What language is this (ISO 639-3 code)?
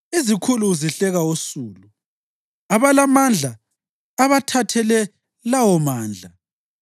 nde